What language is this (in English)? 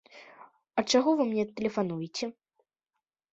Belarusian